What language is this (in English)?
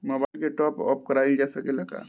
Bhojpuri